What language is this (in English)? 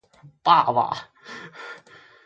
Chinese